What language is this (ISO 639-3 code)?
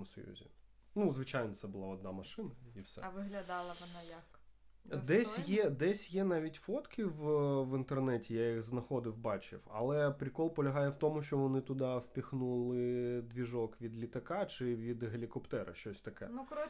ukr